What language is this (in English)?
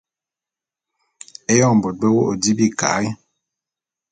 Bulu